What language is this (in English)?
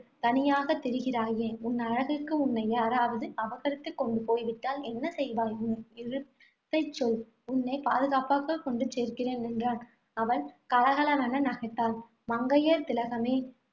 Tamil